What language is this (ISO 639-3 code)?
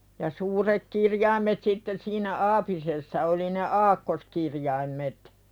fin